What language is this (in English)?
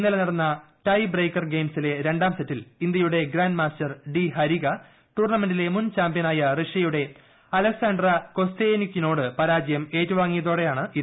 Malayalam